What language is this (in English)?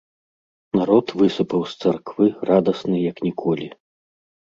Belarusian